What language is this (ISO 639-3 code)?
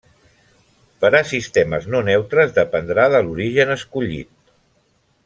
cat